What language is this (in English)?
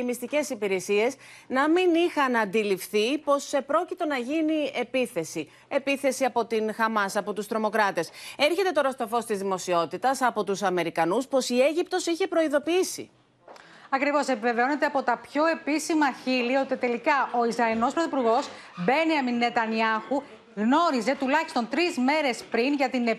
Greek